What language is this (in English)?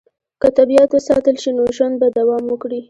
Pashto